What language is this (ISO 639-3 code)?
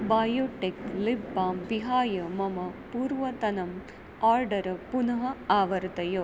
san